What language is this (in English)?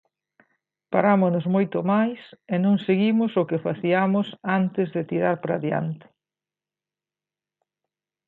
Galician